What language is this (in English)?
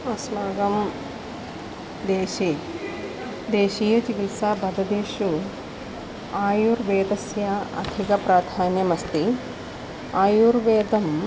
Sanskrit